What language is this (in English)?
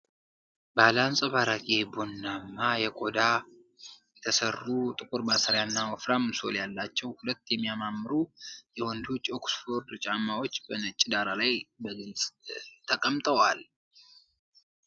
Amharic